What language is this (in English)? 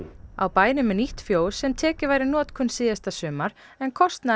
Icelandic